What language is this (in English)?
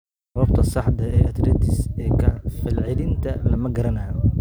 Somali